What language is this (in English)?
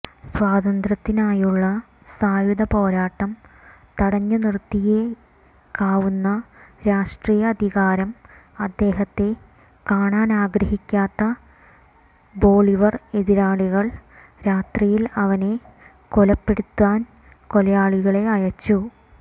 Malayalam